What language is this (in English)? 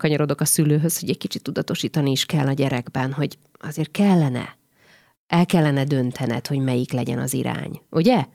Hungarian